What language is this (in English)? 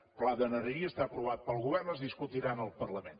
Catalan